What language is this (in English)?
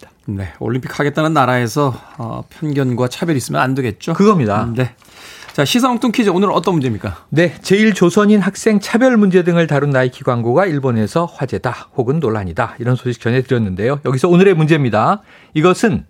Korean